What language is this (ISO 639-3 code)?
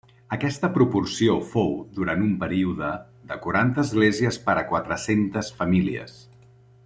cat